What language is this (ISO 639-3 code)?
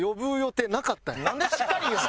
jpn